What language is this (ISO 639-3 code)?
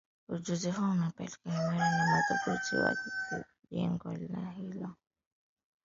swa